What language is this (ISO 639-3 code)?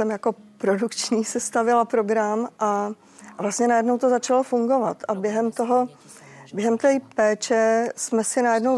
ces